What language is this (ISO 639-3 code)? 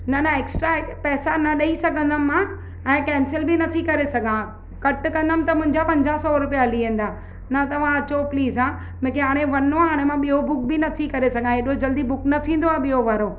snd